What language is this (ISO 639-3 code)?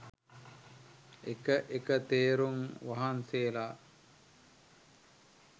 sin